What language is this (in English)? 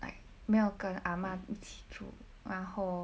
English